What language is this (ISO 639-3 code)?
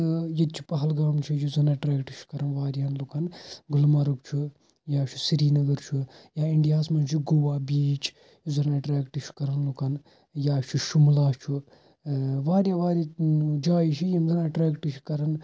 kas